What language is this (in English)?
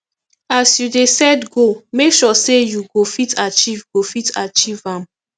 Nigerian Pidgin